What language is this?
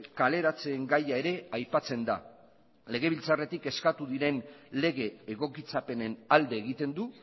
Basque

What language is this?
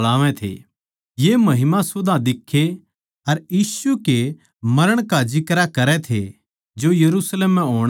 Haryanvi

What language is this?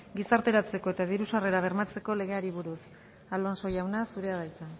Basque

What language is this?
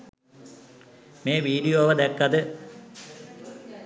Sinhala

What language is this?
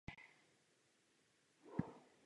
Czech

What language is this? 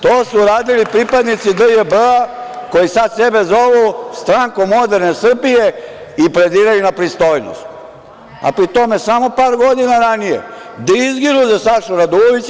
Serbian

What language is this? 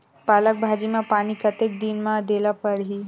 Chhattisgarhi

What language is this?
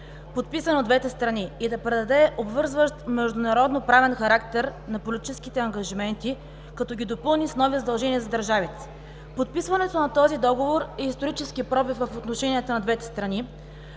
Bulgarian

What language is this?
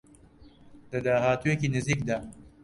Central Kurdish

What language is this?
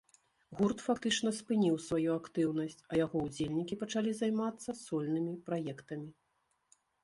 Belarusian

